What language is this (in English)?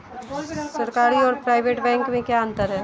Hindi